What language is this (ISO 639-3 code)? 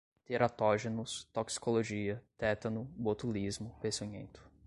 por